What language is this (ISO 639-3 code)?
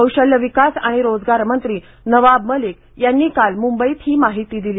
mar